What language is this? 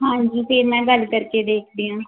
Punjabi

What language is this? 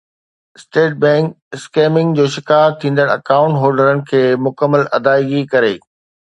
Sindhi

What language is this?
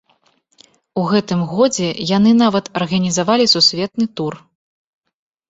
Belarusian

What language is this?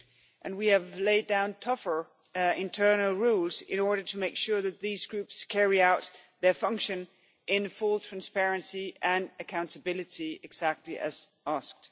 English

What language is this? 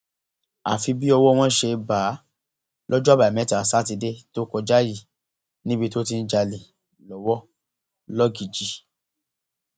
Yoruba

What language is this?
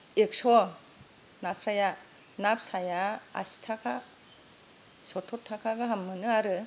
Bodo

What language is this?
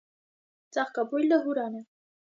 Armenian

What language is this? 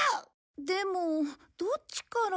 Japanese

